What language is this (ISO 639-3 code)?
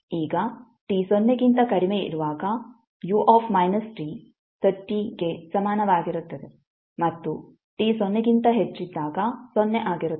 kan